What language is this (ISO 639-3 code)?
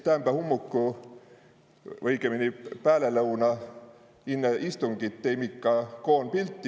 est